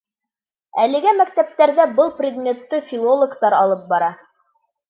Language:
Bashkir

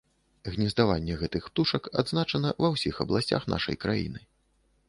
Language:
Belarusian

